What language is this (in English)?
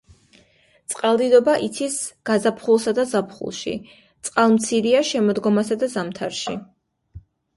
Georgian